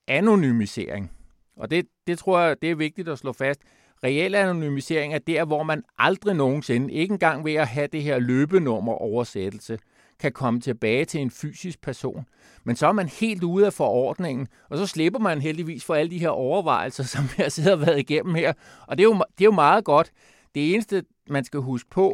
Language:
Danish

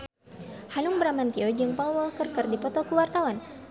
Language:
Sundanese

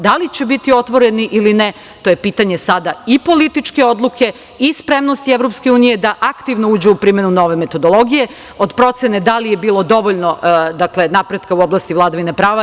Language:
Serbian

